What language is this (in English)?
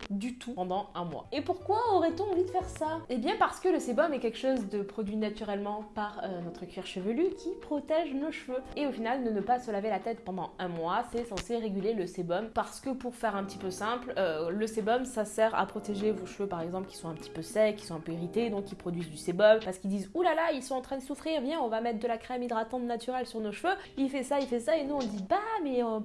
French